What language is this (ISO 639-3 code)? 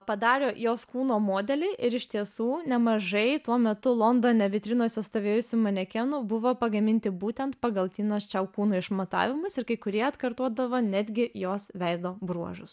lit